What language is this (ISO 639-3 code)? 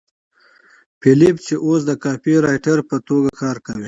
pus